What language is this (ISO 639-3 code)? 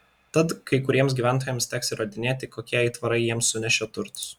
lit